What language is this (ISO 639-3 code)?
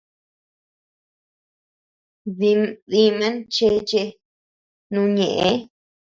cux